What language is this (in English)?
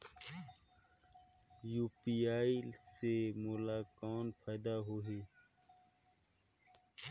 Chhattisgarhi